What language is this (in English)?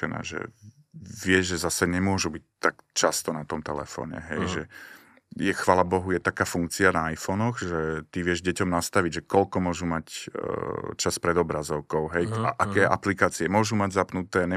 Slovak